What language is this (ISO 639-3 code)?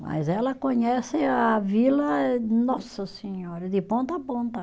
por